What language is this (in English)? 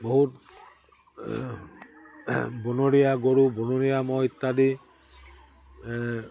Assamese